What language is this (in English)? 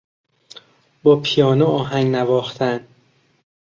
Persian